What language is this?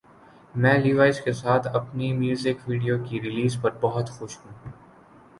Urdu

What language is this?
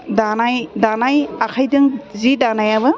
Bodo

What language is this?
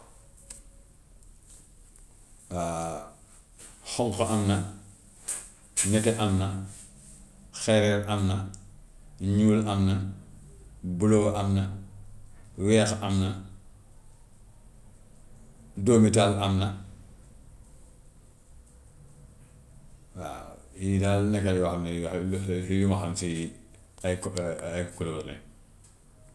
Gambian Wolof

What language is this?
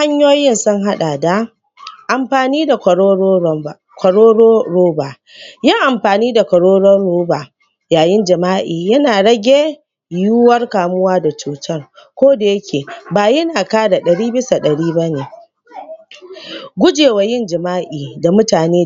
Hausa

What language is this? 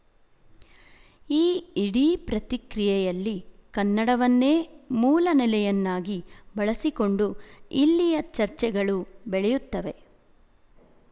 Kannada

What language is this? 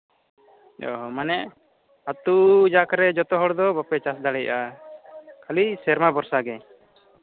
Santali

